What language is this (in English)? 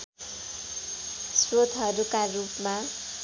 Nepali